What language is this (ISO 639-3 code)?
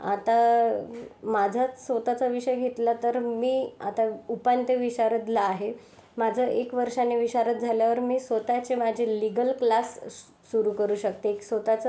mar